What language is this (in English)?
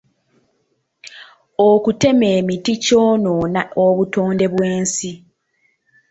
Ganda